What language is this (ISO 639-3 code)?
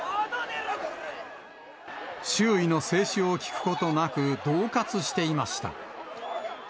jpn